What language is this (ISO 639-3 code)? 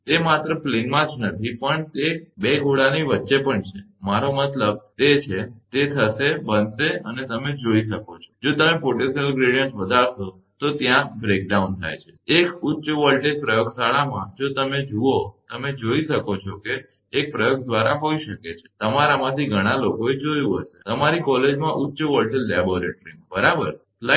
guj